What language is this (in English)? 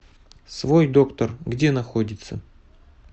Russian